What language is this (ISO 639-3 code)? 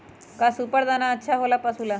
mag